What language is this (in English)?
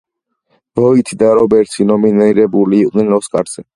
Georgian